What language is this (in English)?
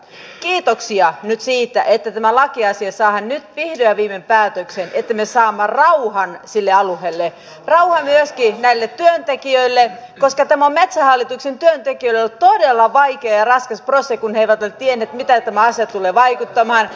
Finnish